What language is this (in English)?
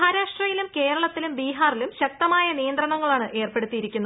Malayalam